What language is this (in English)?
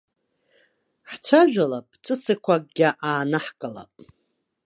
Abkhazian